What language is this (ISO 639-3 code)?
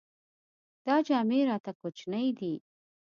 pus